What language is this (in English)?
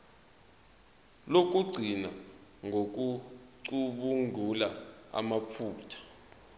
Zulu